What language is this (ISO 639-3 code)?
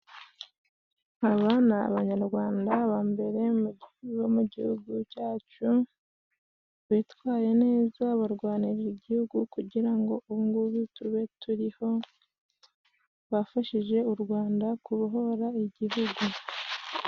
kin